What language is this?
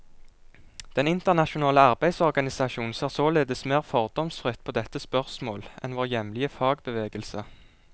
Norwegian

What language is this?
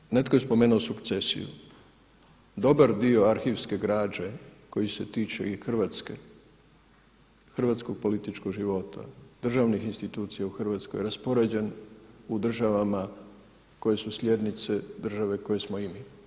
Croatian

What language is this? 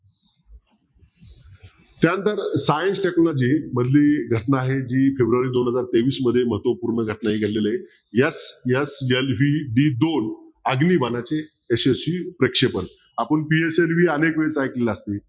Marathi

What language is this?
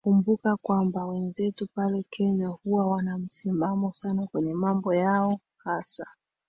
Swahili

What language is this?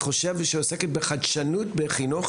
Hebrew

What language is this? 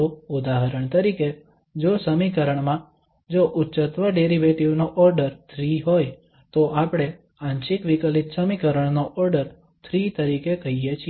Gujarati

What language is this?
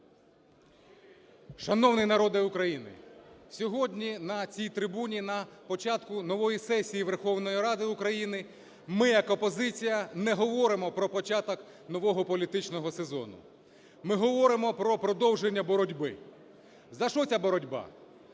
Ukrainian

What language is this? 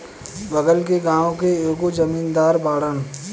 Bhojpuri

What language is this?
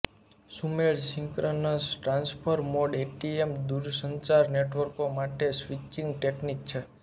Gujarati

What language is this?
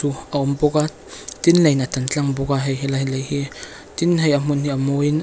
Mizo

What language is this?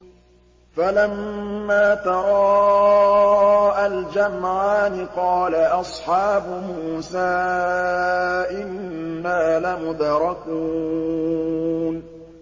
Arabic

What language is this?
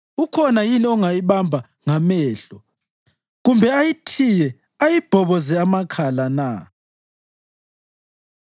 North Ndebele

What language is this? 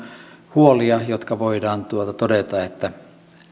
Finnish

